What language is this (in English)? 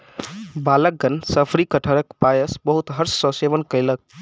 Maithili